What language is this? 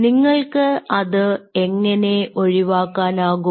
Malayalam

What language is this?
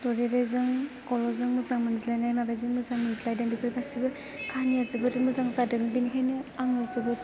Bodo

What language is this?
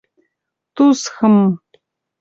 Mari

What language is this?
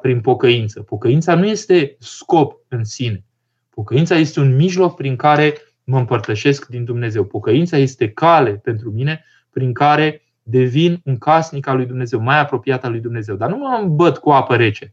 Romanian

